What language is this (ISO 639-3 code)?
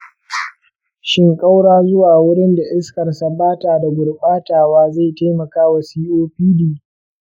hau